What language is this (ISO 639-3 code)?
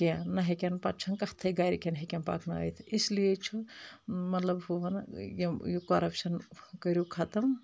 kas